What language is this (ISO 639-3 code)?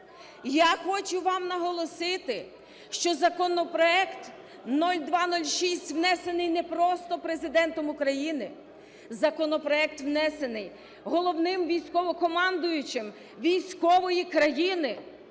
ukr